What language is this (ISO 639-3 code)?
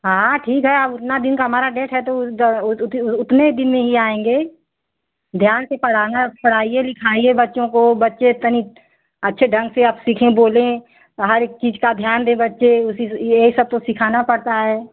hin